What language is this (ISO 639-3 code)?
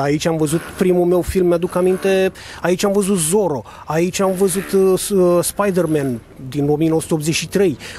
ron